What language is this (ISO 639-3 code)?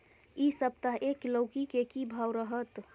mai